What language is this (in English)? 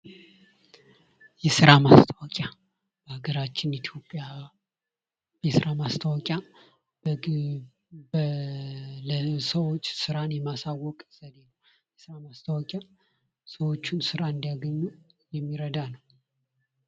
Amharic